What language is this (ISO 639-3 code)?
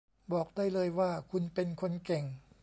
tha